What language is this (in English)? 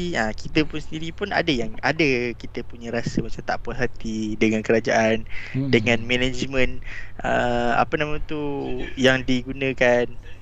Malay